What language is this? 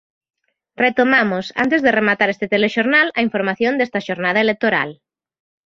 Galician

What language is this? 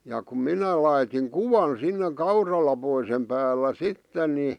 Finnish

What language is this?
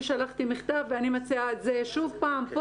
Hebrew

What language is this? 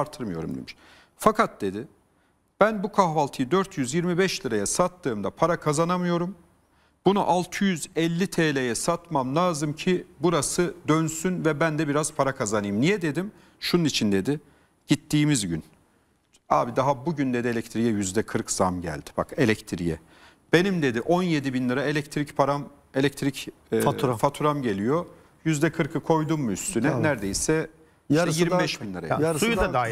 Turkish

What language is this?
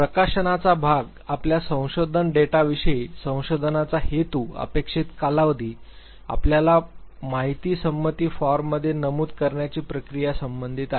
Marathi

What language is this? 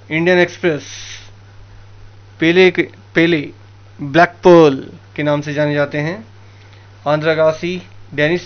Hindi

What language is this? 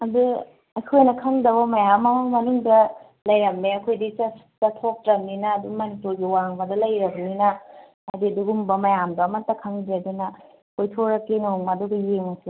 Manipuri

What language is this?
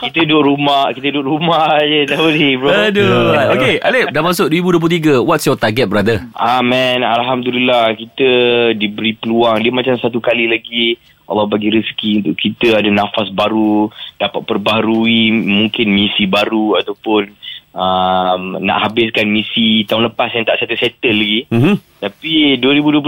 Malay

